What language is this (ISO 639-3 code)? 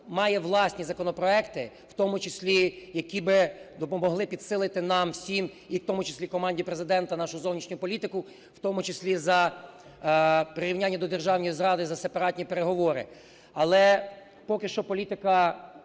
ukr